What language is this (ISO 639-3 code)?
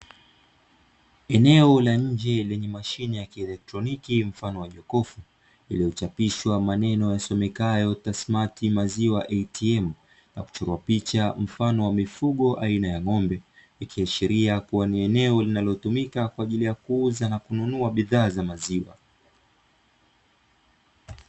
swa